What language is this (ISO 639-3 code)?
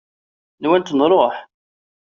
kab